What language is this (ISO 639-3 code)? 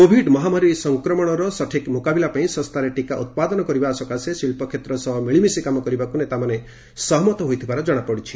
ori